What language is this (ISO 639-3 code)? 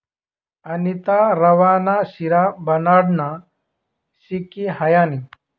mar